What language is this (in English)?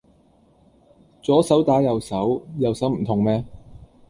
Cantonese